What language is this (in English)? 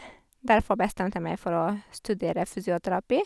Norwegian